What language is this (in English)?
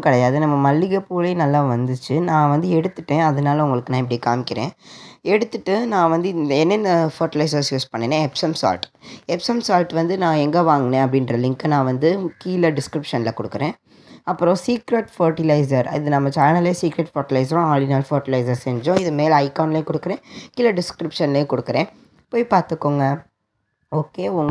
Indonesian